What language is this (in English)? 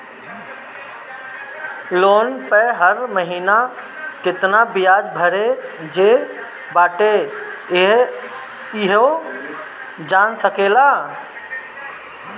Bhojpuri